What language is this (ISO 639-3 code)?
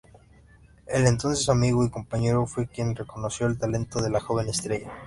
spa